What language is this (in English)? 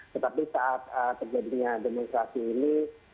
Indonesian